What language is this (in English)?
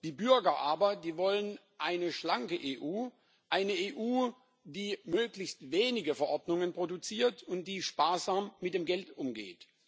German